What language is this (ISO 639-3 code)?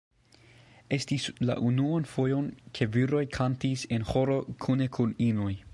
epo